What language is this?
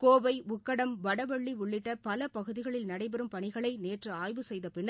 Tamil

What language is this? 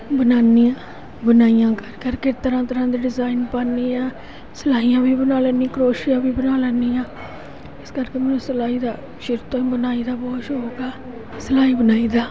Punjabi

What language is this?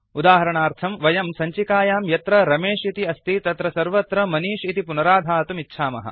Sanskrit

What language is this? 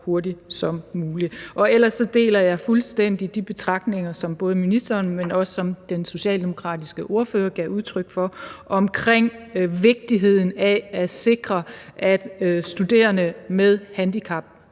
Danish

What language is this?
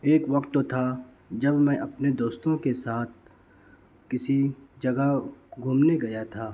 Urdu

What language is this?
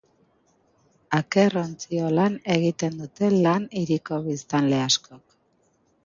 Basque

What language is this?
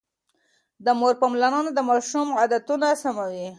Pashto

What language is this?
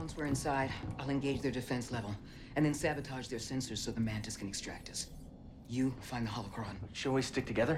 English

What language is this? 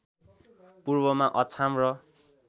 Nepali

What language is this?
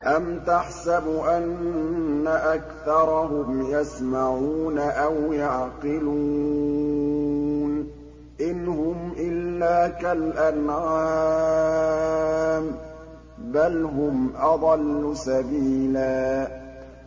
Arabic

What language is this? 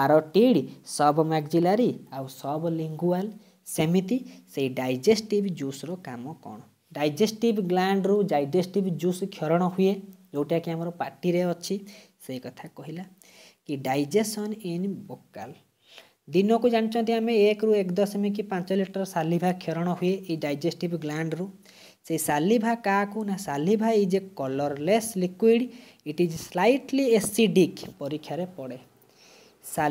Hindi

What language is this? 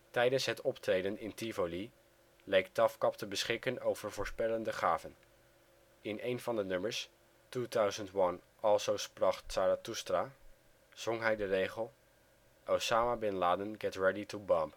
Dutch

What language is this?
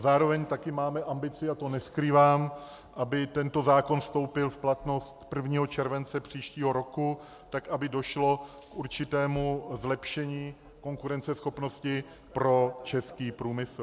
Czech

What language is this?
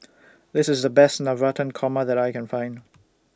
English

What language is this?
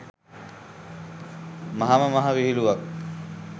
Sinhala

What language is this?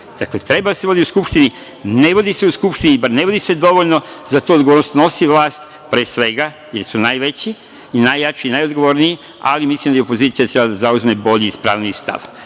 Serbian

